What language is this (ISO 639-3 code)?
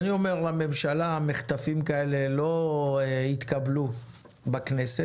heb